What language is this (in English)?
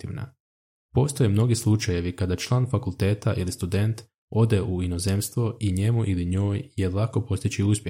Croatian